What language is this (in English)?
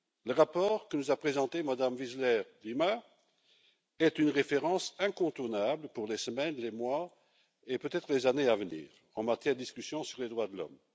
French